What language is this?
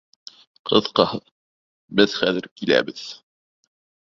Bashkir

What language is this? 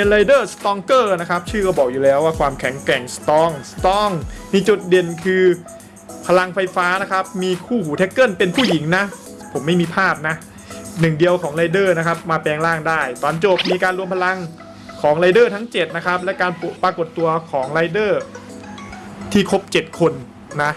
Thai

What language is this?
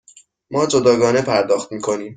Persian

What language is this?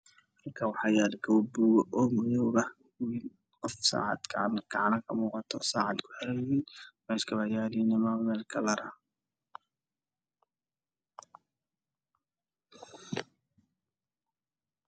Somali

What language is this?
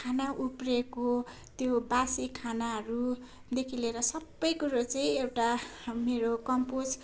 Nepali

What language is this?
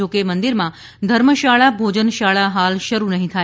Gujarati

